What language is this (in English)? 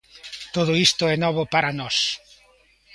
Galician